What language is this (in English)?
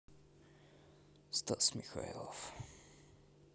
Russian